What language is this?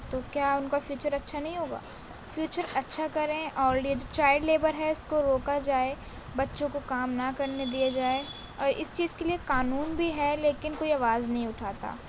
Urdu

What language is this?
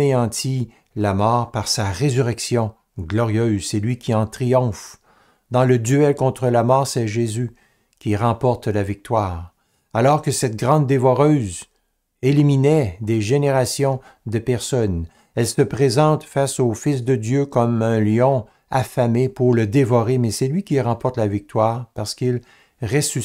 French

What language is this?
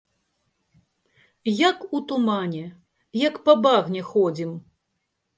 Belarusian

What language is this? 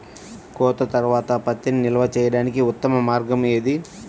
Telugu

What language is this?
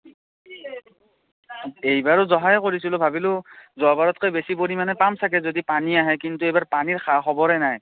Assamese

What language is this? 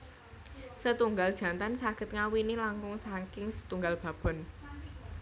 Javanese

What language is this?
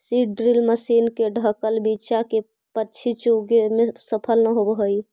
Magahi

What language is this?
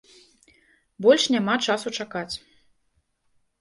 Belarusian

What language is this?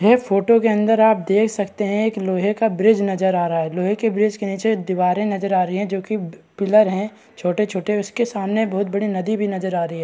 Hindi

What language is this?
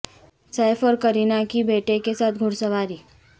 Urdu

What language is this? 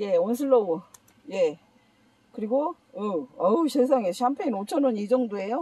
Korean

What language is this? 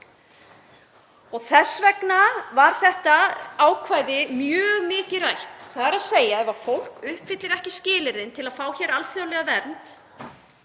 Icelandic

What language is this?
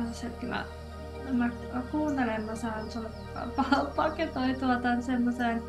Finnish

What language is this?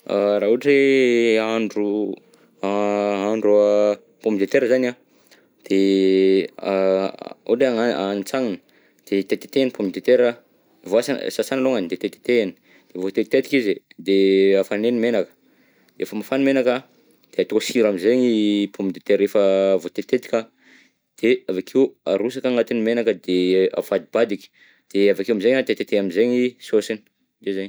Southern Betsimisaraka Malagasy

